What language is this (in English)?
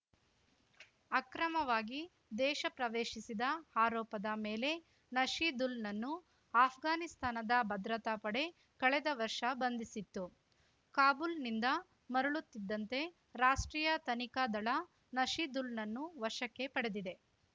Kannada